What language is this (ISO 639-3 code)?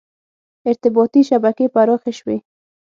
pus